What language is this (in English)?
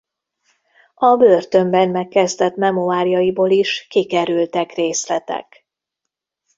Hungarian